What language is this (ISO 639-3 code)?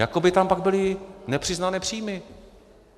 ces